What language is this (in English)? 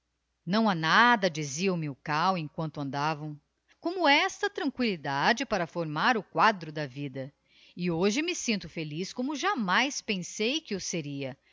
Portuguese